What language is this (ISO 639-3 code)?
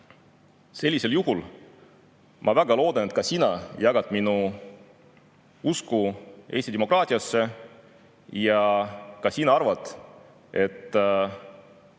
est